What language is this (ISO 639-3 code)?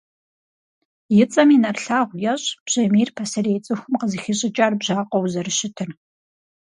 kbd